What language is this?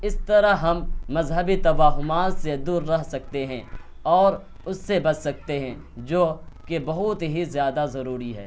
Urdu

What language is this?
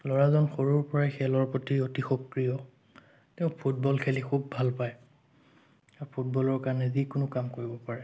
Assamese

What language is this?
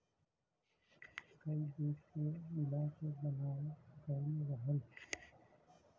Bhojpuri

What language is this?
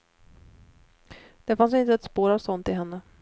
Swedish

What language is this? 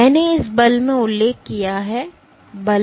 Hindi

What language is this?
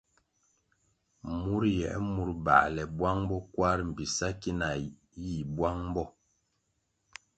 Kwasio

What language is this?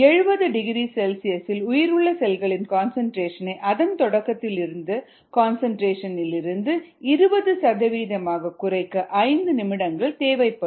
Tamil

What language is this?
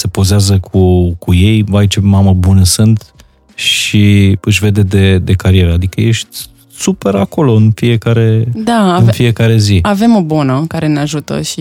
Romanian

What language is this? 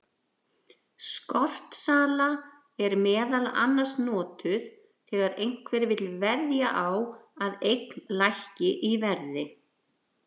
Icelandic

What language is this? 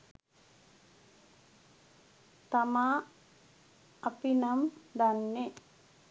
Sinhala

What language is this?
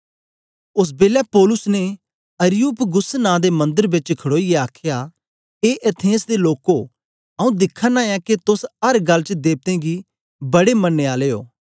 Dogri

